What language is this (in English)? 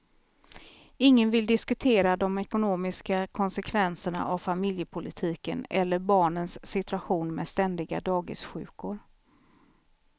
Swedish